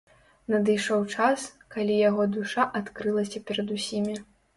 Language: Belarusian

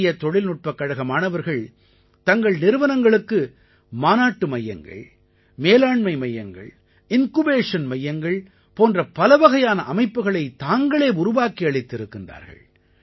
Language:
Tamil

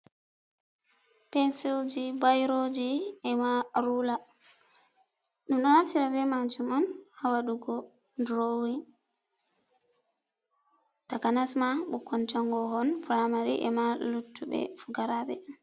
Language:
Fula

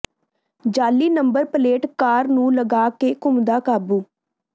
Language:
Punjabi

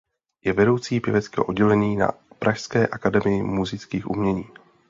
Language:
Czech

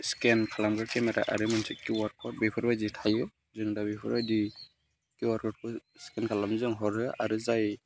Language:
Bodo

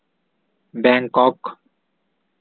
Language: Santali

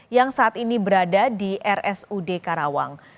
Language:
Indonesian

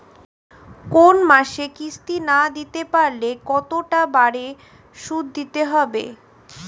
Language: Bangla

